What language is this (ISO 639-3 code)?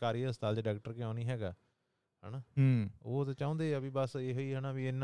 pan